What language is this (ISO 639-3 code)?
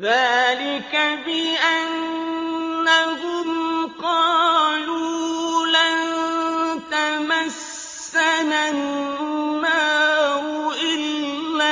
ara